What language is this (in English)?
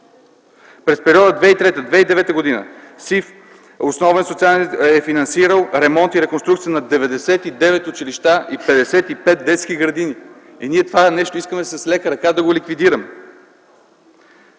Bulgarian